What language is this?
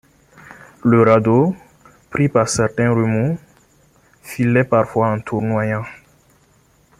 French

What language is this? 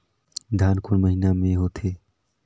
Chhattisgarhi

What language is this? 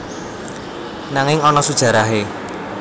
Javanese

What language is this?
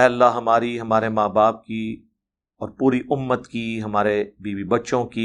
Urdu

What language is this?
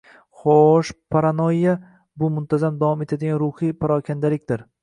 Uzbek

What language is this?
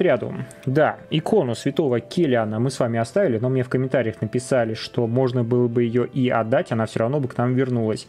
Russian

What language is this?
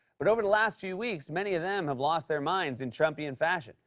English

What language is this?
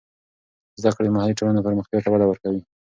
Pashto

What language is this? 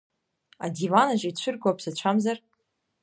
Abkhazian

